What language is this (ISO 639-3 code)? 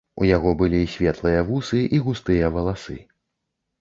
bel